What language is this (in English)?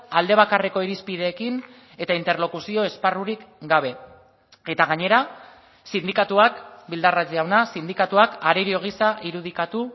Basque